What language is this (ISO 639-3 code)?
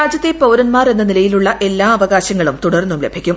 mal